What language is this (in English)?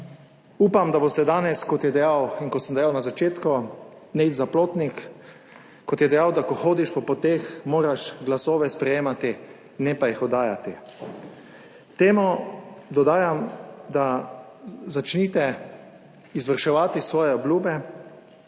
Slovenian